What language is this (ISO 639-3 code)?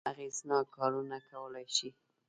pus